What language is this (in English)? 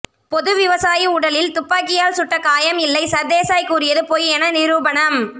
Tamil